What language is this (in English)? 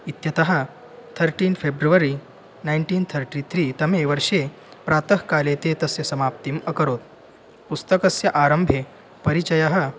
Sanskrit